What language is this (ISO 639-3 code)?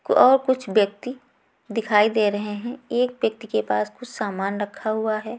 hin